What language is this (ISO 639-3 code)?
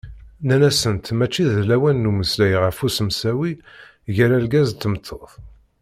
kab